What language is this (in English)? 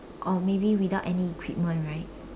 English